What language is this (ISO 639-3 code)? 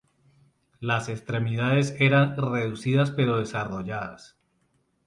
spa